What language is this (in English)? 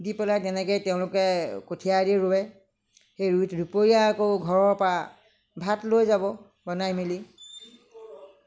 Assamese